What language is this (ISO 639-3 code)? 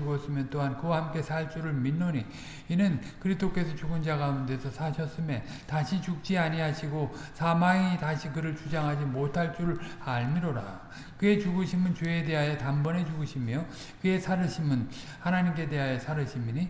kor